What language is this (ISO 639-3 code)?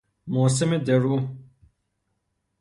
fas